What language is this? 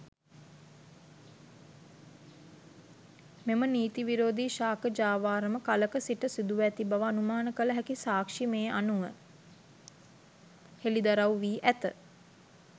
Sinhala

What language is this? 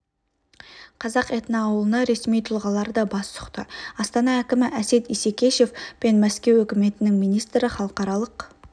Kazakh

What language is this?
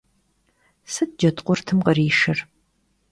Kabardian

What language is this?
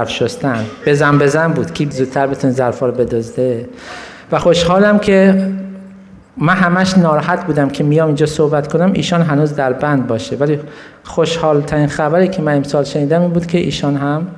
Persian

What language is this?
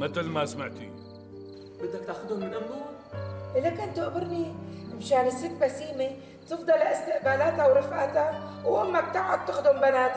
Arabic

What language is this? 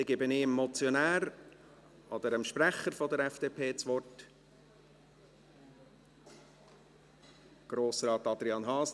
Swiss German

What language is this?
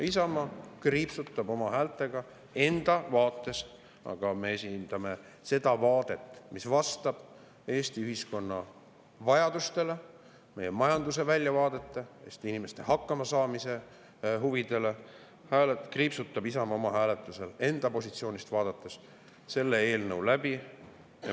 Estonian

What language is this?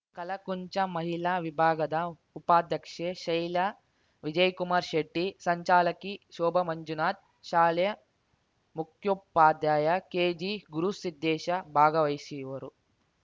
Kannada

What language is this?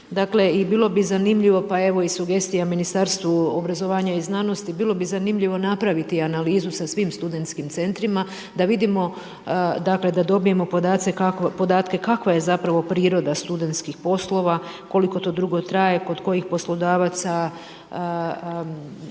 Croatian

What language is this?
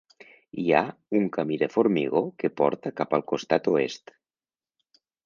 Catalan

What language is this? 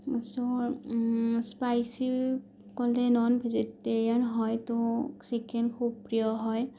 Assamese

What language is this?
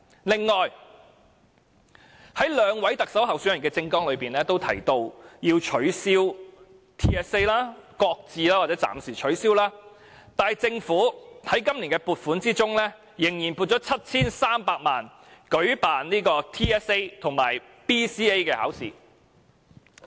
Cantonese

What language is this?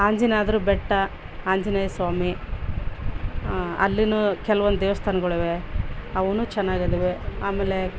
Kannada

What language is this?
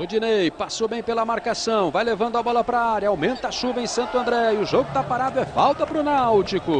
Portuguese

